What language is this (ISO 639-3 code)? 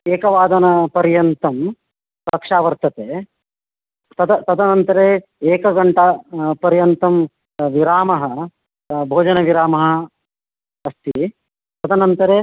san